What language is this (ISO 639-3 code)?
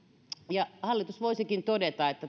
fin